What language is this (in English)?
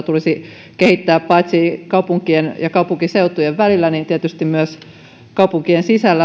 Finnish